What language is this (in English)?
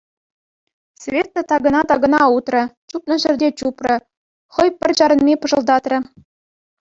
Chuvash